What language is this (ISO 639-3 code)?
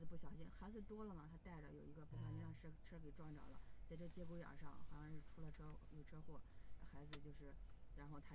zho